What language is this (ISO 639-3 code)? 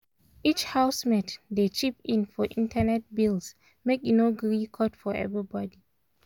pcm